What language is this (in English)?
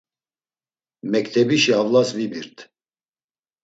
Laz